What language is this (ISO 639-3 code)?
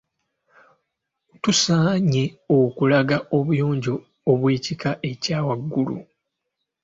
lug